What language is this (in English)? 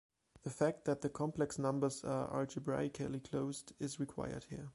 English